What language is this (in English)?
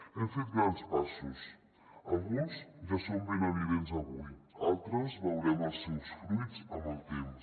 Catalan